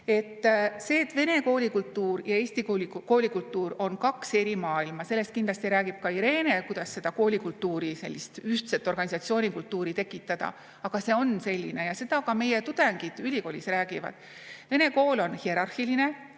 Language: Estonian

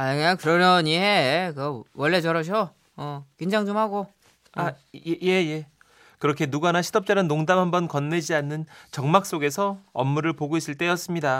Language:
Korean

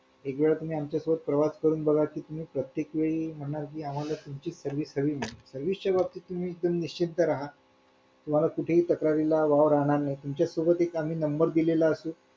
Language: Marathi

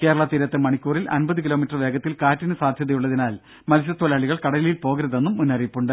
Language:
Malayalam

